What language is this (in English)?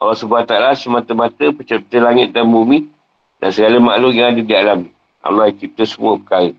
Malay